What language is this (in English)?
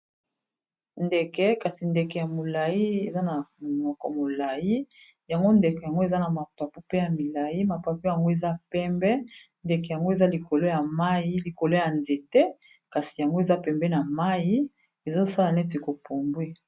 Lingala